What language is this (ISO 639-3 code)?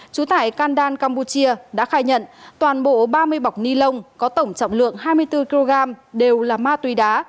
vie